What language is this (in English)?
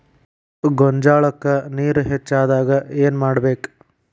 Kannada